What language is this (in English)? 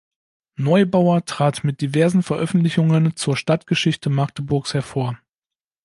German